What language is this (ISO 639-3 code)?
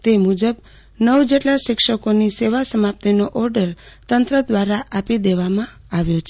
guj